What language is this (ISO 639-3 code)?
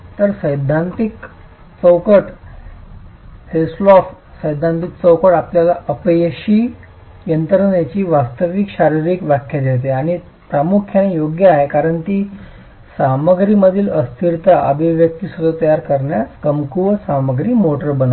mar